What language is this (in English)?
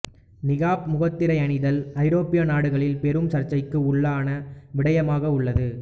Tamil